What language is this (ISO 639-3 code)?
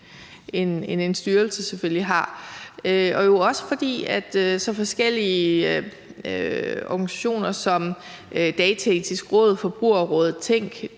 dan